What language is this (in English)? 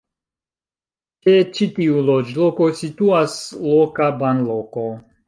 Esperanto